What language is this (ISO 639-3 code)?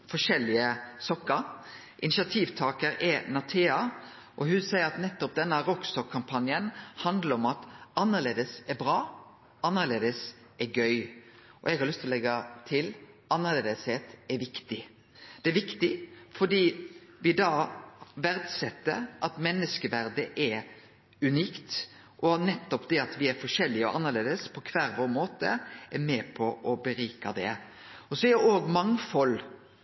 nno